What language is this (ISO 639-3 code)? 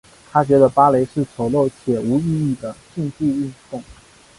zho